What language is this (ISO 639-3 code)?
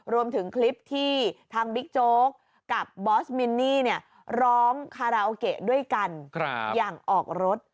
tha